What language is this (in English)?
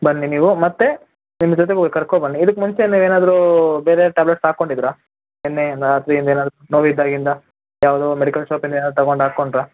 Kannada